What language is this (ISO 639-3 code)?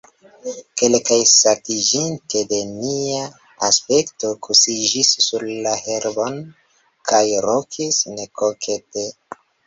epo